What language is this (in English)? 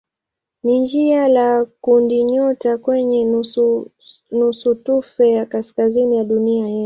Swahili